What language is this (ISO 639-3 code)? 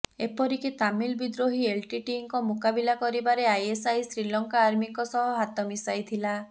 ori